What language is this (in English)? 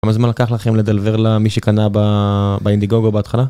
Hebrew